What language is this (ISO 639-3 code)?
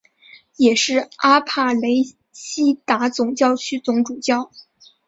zho